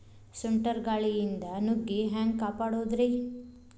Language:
Kannada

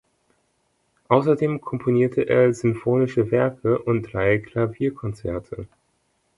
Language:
German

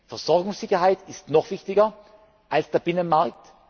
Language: German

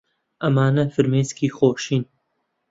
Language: Central Kurdish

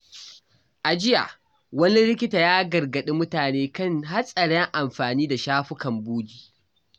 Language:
Hausa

